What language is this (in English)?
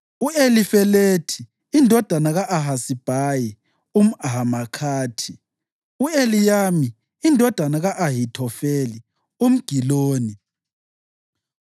North Ndebele